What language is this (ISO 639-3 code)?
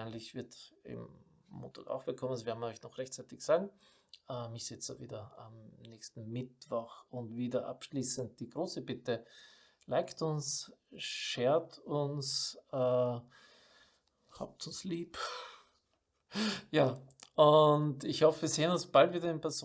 deu